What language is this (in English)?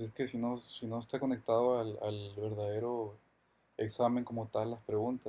Spanish